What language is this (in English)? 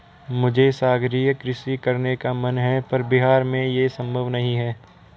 Hindi